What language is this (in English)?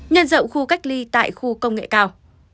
Vietnamese